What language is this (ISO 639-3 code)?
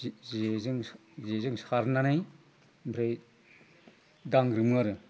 brx